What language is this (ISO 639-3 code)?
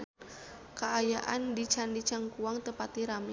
sun